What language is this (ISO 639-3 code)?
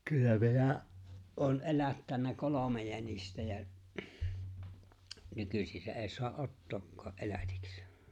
fin